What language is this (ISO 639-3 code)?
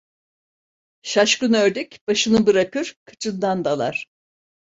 tur